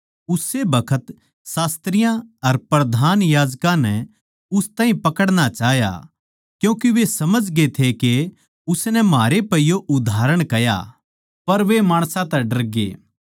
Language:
Haryanvi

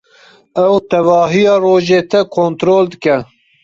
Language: Kurdish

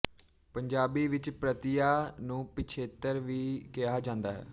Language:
Punjabi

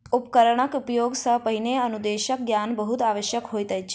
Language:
Maithili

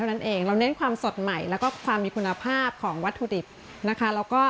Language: Thai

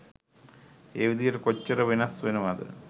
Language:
Sinhala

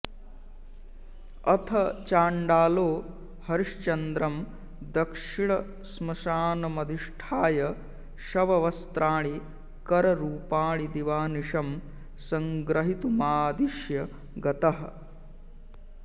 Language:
Sanskrit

